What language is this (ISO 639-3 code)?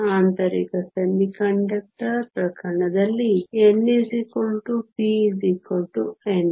kan